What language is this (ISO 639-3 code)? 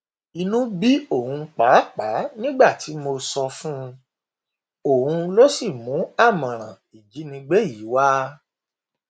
yor